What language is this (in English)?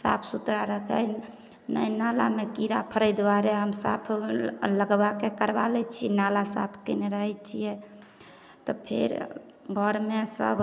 Maithili